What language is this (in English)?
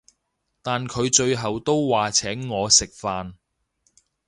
Cantonese